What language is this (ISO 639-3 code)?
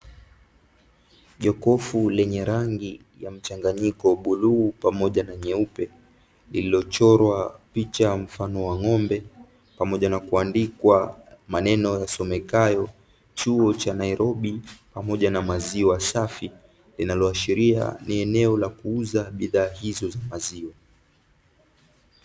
swa